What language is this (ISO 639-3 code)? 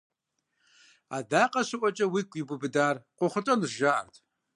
kbd